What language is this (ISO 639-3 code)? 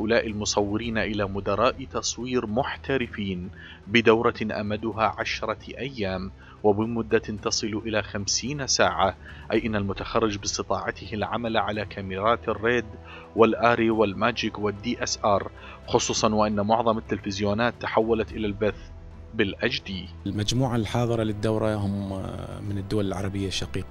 ara